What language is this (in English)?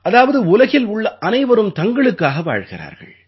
Tamil